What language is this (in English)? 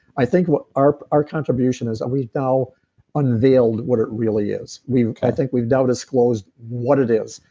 English